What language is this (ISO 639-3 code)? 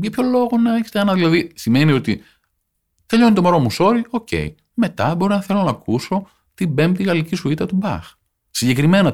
ell